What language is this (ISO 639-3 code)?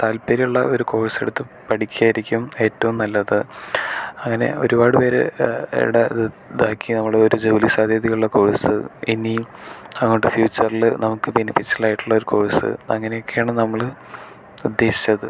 mal